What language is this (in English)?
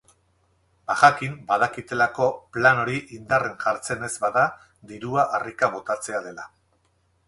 Basque